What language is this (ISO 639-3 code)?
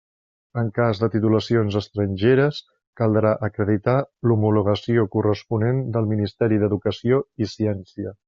cat